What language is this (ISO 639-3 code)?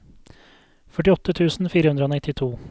nor